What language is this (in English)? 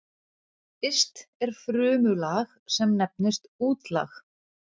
Icelandic